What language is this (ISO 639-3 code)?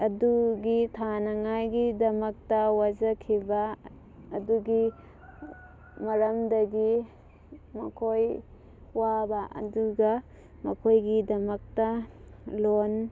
mni